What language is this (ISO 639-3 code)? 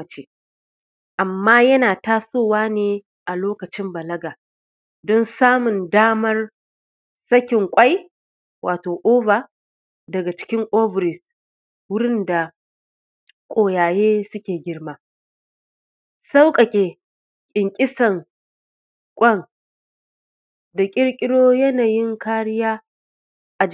hau